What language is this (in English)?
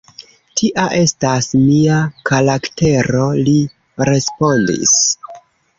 Esperanto